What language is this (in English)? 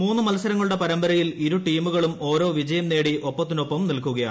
Malayalam